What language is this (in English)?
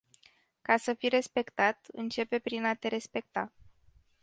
Romanian